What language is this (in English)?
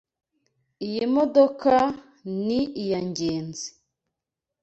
Kinyarwanda